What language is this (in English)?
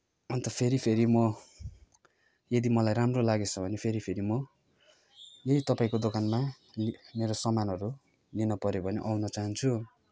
Nepali